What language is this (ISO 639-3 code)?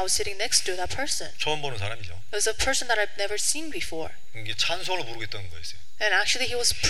kor